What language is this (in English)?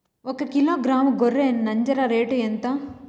Telugu